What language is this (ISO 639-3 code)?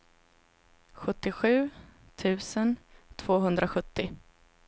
swe